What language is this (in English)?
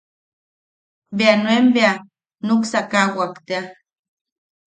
Yaqui